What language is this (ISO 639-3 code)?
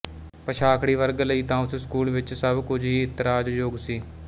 pan